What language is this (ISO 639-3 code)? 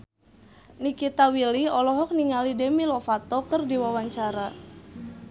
sun